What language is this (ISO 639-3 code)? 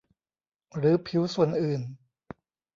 tha